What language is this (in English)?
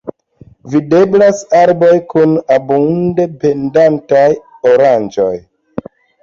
Esperanto